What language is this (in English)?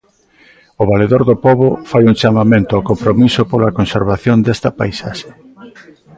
Galician